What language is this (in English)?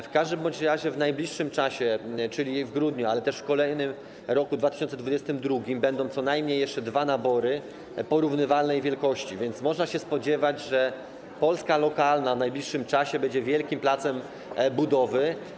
Polish